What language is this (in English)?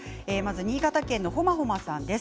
Japanese